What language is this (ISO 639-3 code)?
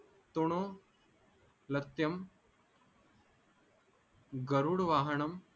mar